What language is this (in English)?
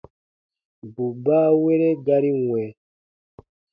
Baatonum